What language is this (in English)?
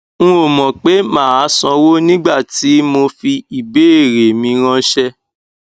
Yoruba